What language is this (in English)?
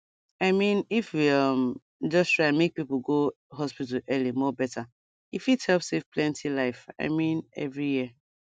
Nigerian Pidgin